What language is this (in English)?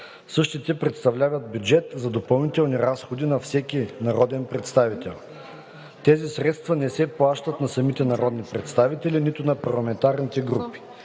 Bulgarian